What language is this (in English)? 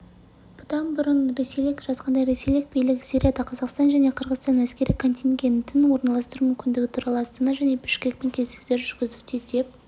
Kazakh